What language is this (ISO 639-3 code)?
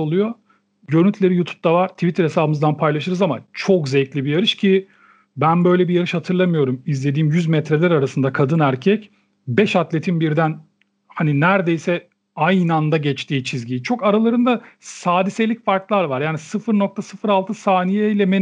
tur